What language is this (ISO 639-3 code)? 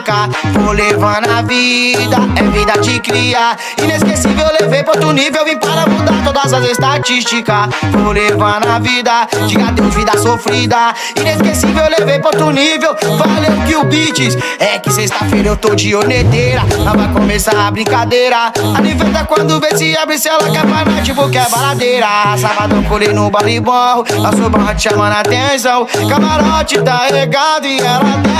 ron